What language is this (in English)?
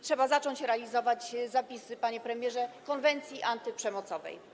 Polish